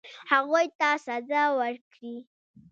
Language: Pashto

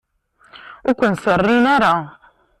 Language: Kabyle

